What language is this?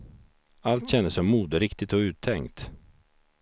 Swedish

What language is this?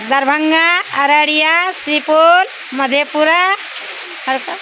Maithili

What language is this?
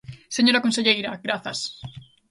Galician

